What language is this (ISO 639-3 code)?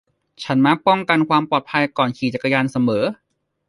tha